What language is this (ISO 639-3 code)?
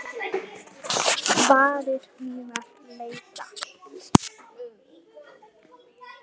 isl